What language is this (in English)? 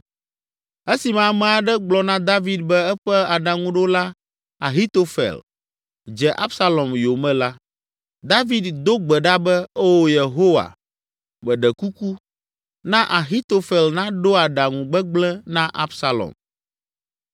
Ewe